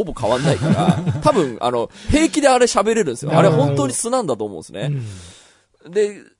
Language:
Japanese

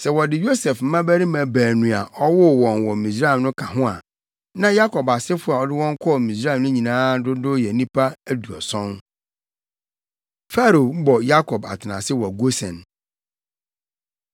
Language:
Akan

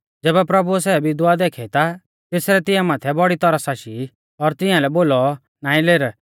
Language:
Mahasu Pahari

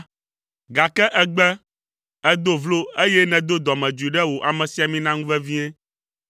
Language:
Ewe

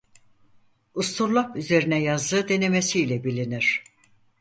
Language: Turkish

